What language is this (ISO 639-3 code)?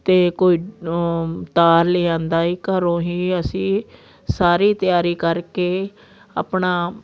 pan